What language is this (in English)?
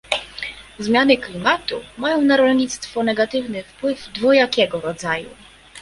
Polish